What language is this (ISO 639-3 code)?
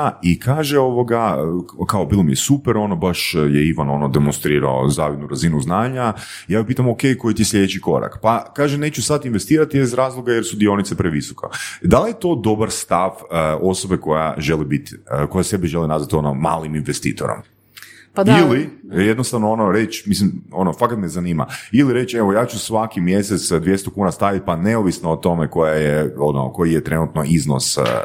hrv